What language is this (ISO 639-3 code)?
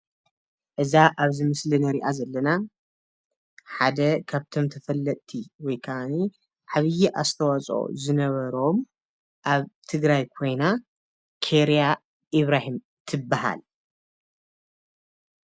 tir